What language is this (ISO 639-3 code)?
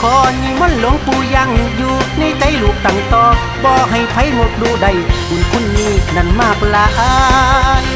tha